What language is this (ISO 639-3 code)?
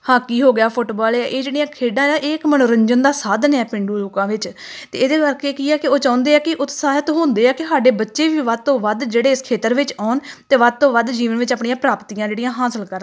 pan